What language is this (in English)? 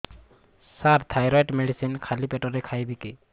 Odia